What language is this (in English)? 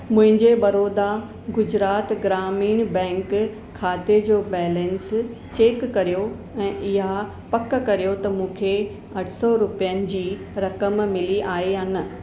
Sindhi